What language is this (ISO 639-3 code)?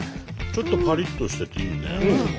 jpn